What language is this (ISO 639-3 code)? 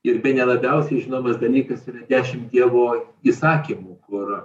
lit